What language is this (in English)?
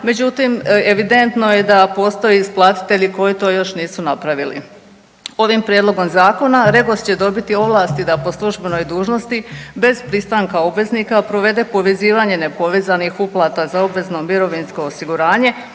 Croatian